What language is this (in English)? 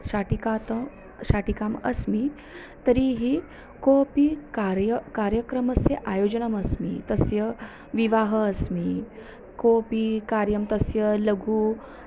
Sanskrit